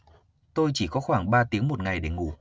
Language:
Vietnamese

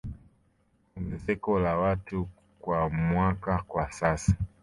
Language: Swahili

